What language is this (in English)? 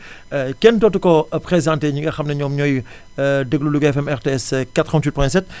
Wolof